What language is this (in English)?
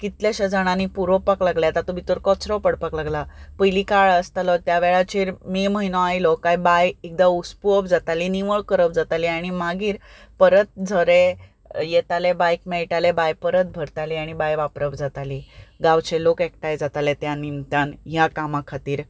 Konkani